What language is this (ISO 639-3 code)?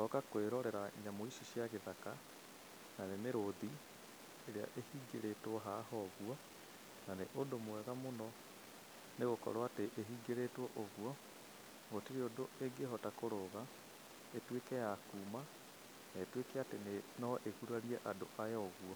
kik